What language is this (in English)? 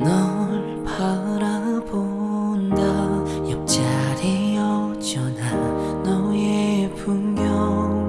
Korean